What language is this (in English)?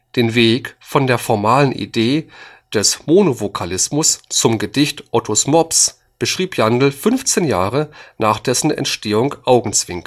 German